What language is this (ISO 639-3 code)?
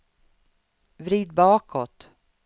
swe